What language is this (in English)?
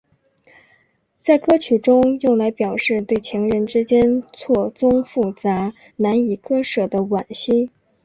Chinese